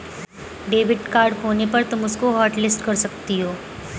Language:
Hindi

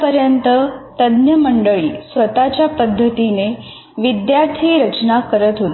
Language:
Marathi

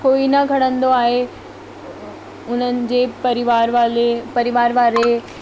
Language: Sindhi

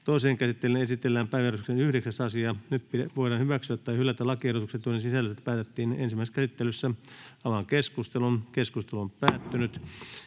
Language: Finnish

